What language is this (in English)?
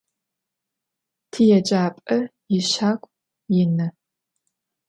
Adyghe